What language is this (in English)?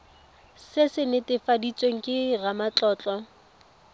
Tswana